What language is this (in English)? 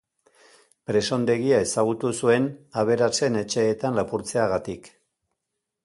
Basque